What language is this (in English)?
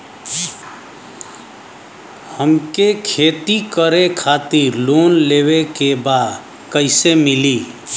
Bhojpuri